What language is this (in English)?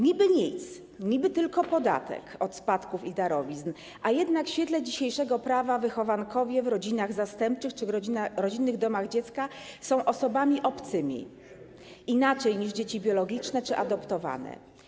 Polish